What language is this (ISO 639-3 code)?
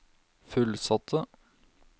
nor